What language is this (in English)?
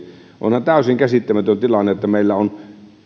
Finnish